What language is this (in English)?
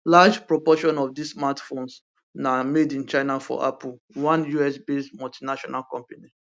Nigerian Pidgin